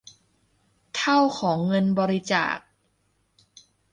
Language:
Thai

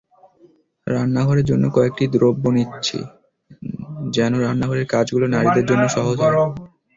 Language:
Bangla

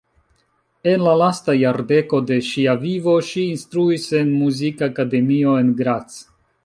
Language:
Esperanto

